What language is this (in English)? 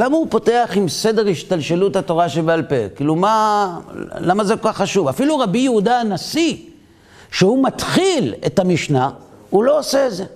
Hebrew